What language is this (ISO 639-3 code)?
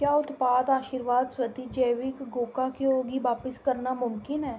doi